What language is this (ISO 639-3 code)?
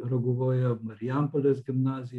lit